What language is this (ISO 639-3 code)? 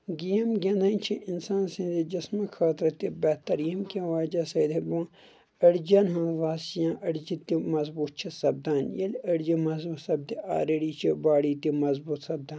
kas